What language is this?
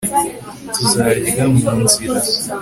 Kinyarwanda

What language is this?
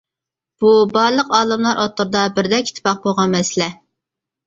Uyghur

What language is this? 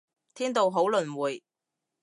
Cantonese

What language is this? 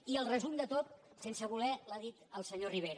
Catalan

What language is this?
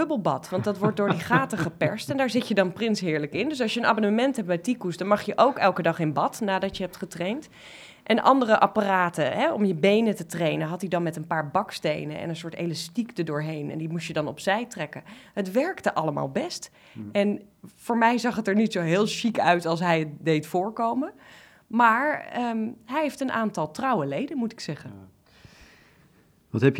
Dutch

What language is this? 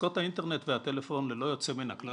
Hebrew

